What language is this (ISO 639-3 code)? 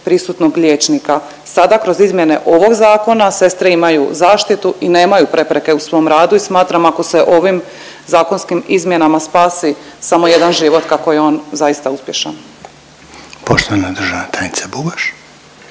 hrv